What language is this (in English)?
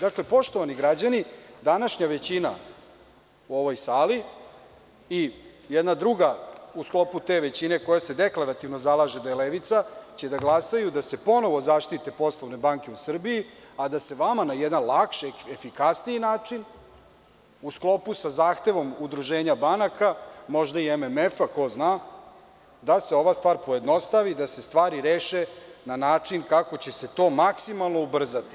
Serbian